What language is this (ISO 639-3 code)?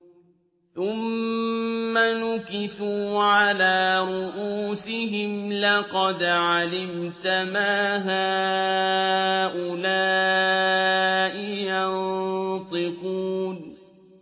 ara